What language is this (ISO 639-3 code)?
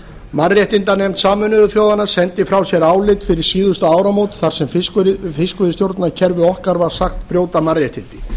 isl